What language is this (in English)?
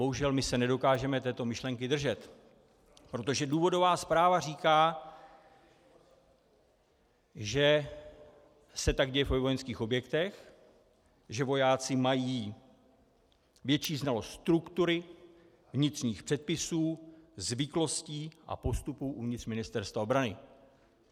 Czech